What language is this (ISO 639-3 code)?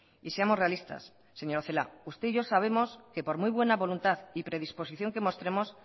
spa